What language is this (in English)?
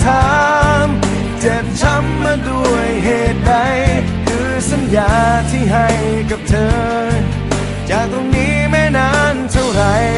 Thai